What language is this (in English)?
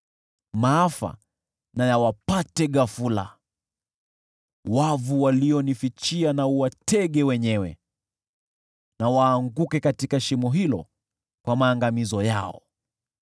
Swahili